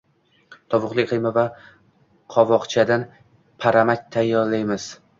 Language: Uzbek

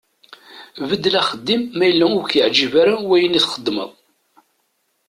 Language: Kabyle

